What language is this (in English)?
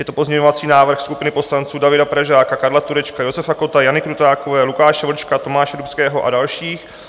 Czech